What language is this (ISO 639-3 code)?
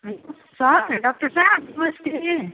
nep